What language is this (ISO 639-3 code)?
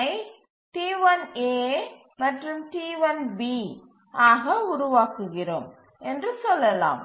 tam